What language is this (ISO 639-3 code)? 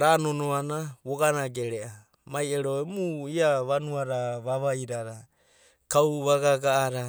kbt